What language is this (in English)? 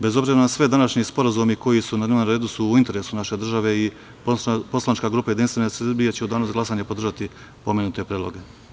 Serbian